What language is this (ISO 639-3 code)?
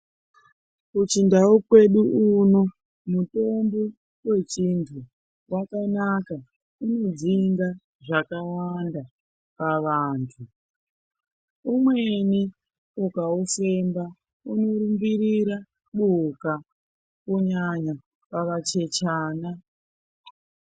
ndc